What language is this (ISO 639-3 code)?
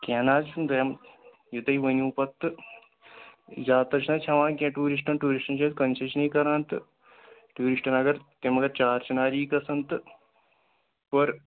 kas